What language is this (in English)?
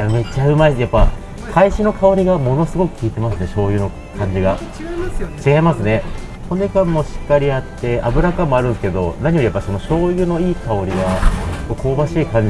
Japanese